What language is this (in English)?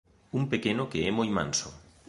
Galician